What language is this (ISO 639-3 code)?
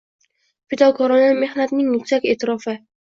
uzb